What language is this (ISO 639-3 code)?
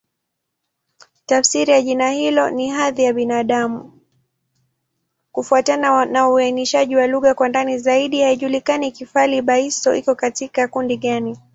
swa